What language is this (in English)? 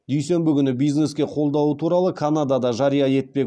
Kazakh